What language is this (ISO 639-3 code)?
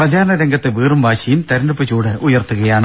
mal